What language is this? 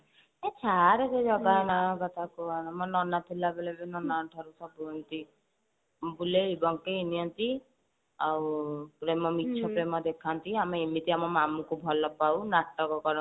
Odia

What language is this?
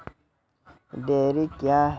Maithili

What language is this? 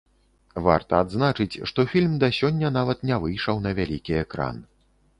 Belarusian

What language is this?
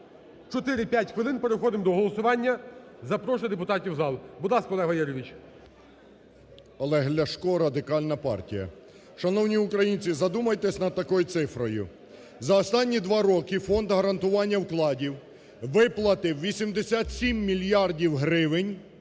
Ukrainian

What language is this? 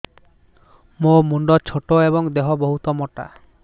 Odia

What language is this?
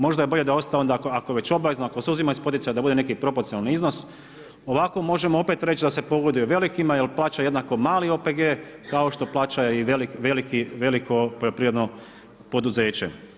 Croatian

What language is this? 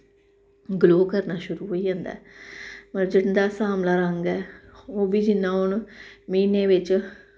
Dogri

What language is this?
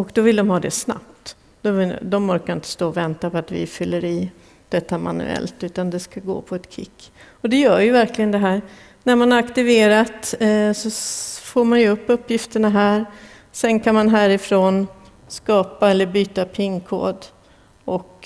Swedish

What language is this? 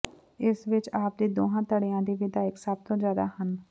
Punjabi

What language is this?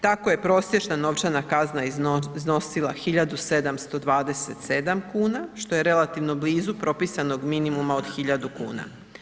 Croatian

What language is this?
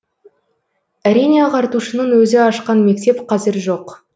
Kazakh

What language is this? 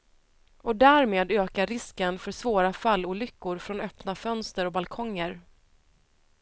Swedish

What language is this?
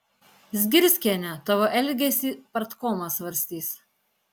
Lithuanian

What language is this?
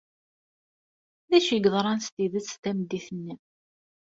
Kabyle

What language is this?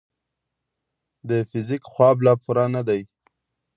Pashto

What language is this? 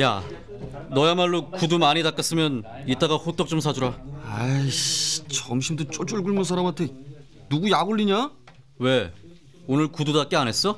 Korean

